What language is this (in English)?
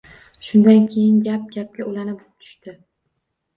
Uzbek